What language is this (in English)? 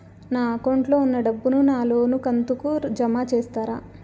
Telugu